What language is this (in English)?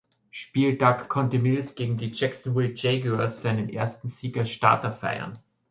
German